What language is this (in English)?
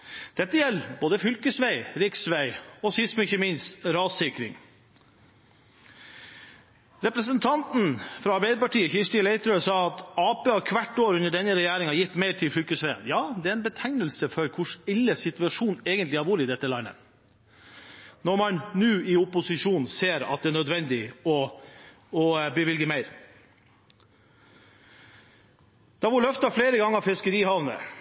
Norwegian Bokmål